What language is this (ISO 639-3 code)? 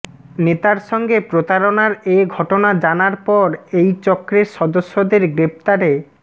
ben